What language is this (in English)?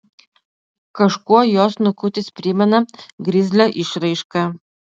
Lithuanian